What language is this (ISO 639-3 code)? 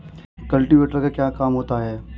hin